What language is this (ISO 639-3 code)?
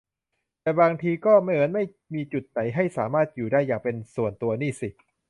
tha